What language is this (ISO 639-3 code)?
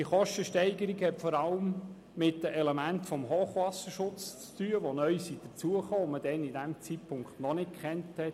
gsw